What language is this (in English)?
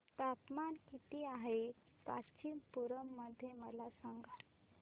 Marathi